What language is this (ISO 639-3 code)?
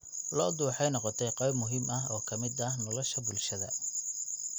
som